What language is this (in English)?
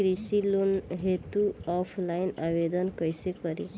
Bhojpuri